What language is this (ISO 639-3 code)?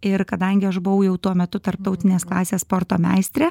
lit